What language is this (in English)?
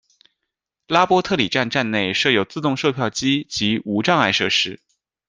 Chinese